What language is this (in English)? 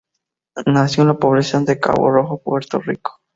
Spanish